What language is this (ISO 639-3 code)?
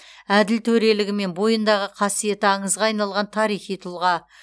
kaz